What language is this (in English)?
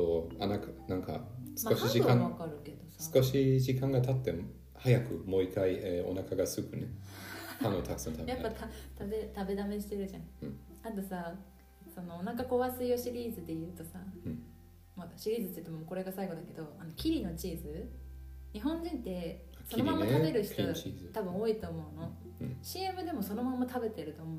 Japanese